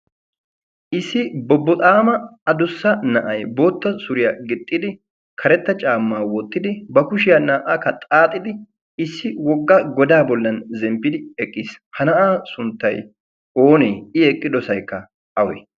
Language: Wolaytta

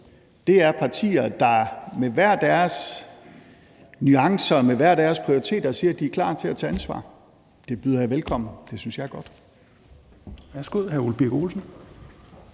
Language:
Danish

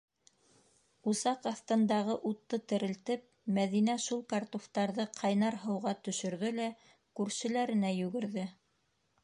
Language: Bashkir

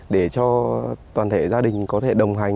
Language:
Vietnamese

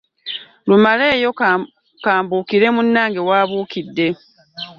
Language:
Ganda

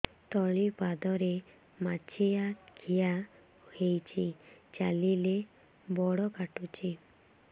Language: Odia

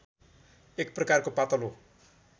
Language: Nepali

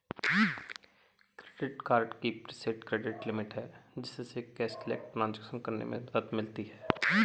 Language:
Hindi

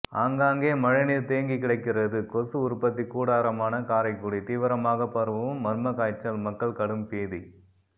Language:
Tamil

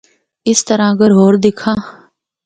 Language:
Northern Hindko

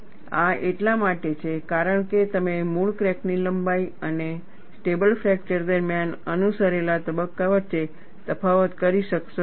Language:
Gujarati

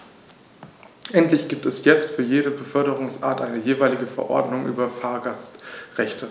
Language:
German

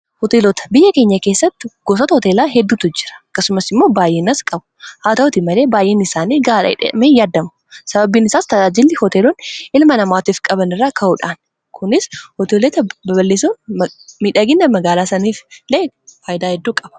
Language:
Oromo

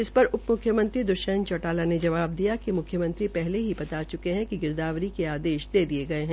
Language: Hindi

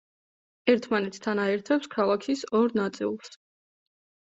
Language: Georgian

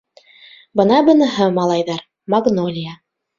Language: Bashkir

